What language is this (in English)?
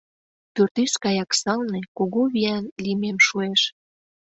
Mari